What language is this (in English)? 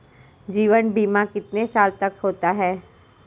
Hindi